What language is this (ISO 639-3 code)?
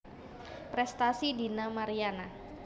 jav